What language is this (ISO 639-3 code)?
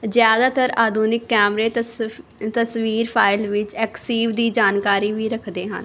pan